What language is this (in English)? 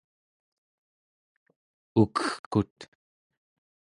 Central Yupik